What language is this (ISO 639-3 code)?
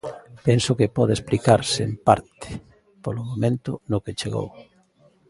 glg